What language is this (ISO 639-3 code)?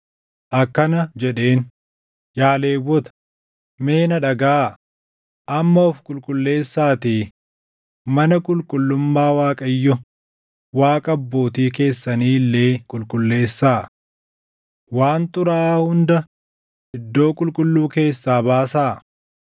orm